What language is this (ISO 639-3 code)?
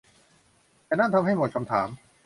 tha